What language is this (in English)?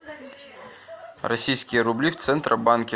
Russian